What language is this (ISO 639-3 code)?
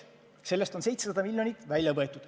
est